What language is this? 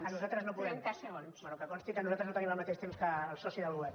Catalan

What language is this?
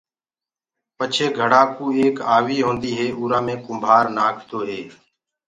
Gurgula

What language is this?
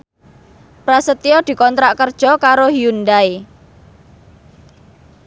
Javanese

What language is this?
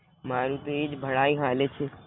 Gujarati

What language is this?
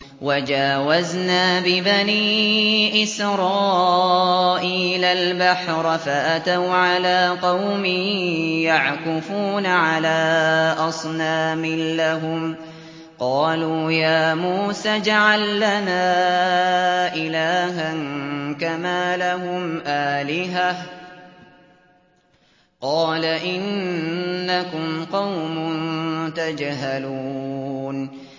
Arabic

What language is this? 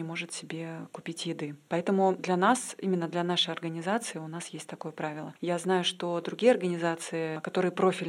Russian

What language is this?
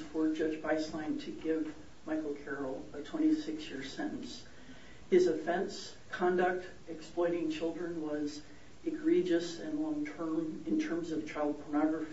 English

